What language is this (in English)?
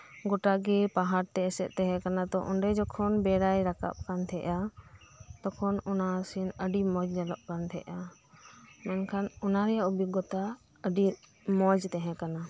Santali